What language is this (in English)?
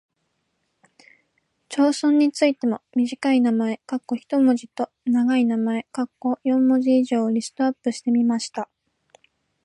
Japanese